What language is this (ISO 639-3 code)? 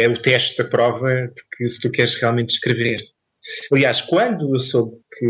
por